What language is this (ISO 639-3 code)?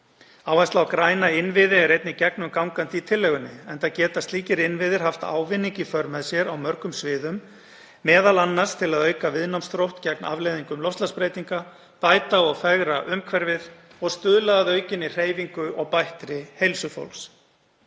isl